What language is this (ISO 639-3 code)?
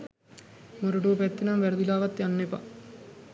sin